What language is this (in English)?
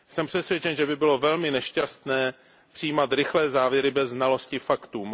Czech